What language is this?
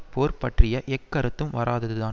Tamil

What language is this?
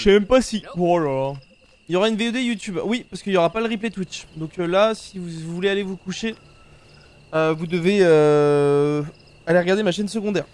French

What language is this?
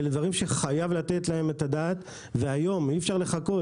Hebrew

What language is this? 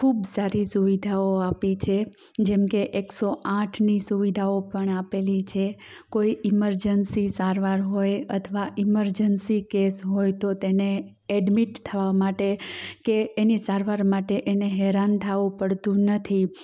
Gujarati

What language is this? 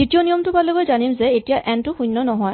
Assamese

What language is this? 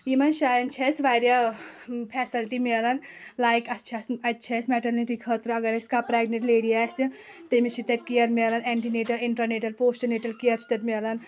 Kashmiri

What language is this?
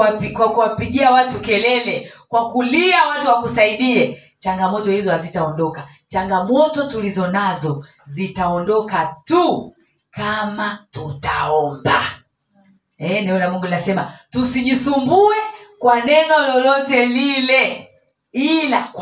Swahili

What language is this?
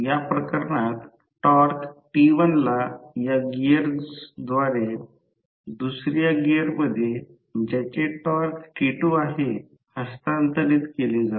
Marathi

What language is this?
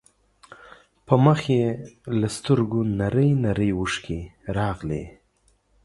Pashto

